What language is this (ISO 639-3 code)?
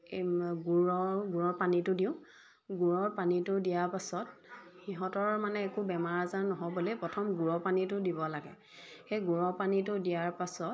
asm